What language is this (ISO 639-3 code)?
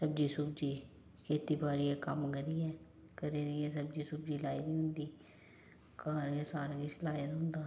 doi